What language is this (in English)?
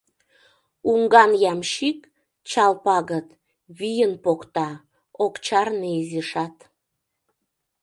Mari